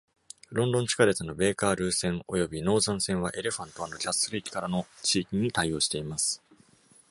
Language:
Japanese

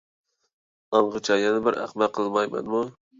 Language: Uyghur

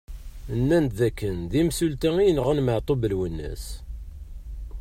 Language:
Kabyle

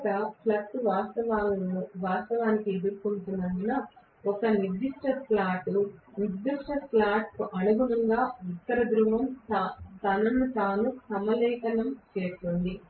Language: Telugu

